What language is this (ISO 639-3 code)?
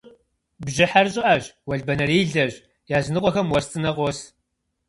kbd